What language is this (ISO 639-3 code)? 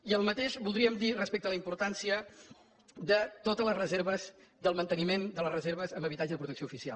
cat